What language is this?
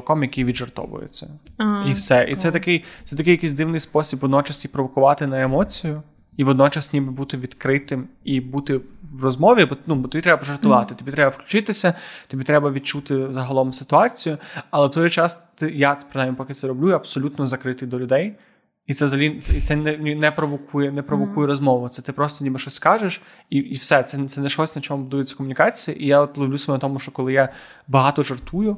Ukrainian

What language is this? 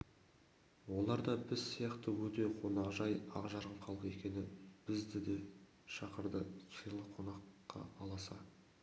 Kazakh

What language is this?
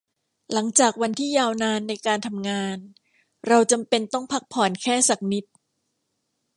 Thai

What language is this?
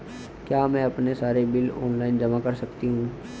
Hindi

